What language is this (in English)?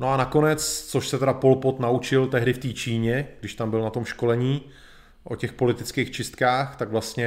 Czech